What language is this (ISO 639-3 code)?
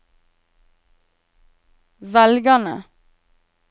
nor